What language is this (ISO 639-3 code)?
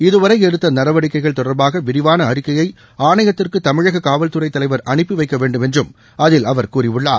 tam